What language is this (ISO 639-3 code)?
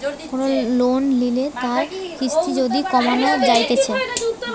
ben